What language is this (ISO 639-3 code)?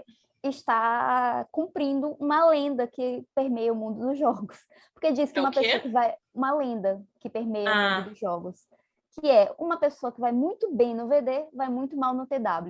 por